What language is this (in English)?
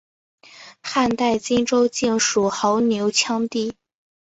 Chinese